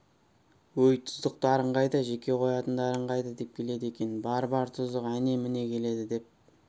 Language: Kazakh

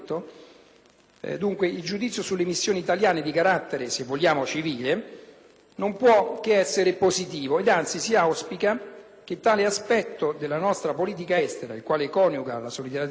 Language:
Italian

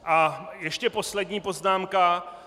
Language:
Czech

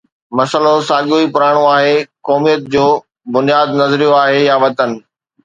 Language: Sindhi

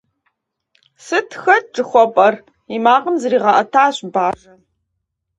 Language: Kabardian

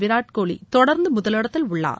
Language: Tamil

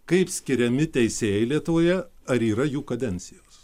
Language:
Lithuanian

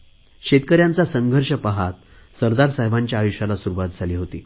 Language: Marathi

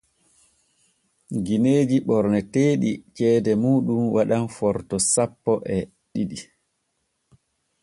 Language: Borgu Fulfulde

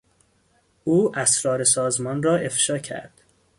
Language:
Persian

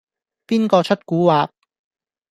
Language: Cantonese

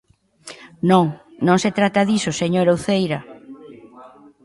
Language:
Galician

